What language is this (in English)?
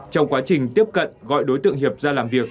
Vietnamese